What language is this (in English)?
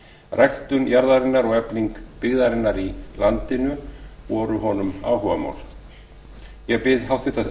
Icelandic